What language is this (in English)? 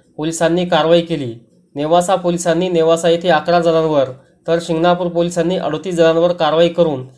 Marathi